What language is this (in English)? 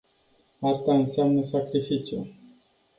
Romanian